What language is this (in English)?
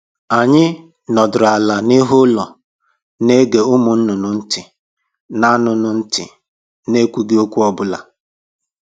Igbo